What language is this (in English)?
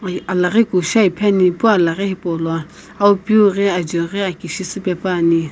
Sumi Naga